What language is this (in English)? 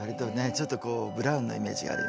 Japanese